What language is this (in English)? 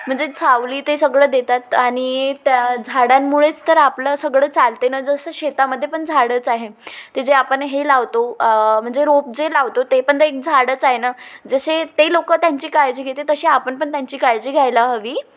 Marathi